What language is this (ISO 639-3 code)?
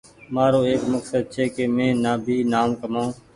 gig